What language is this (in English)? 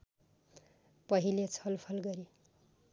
Nepali